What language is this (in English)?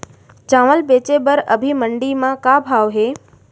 Chhattisgarhi